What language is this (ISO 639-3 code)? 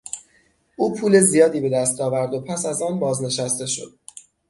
fas